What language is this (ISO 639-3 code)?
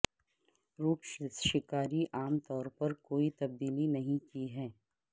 urd